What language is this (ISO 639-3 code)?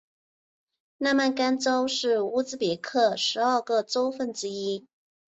zho